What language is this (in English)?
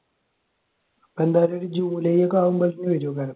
Malayalam